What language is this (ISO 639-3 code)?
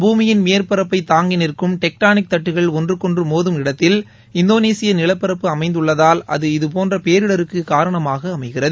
tam